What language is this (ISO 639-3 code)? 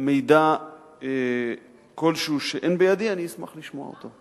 heb